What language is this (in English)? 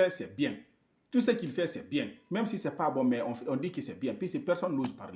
French